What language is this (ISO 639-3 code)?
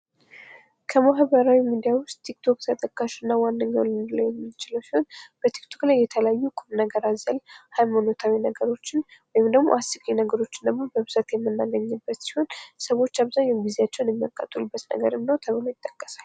amh